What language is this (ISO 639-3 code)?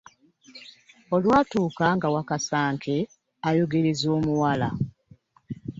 lug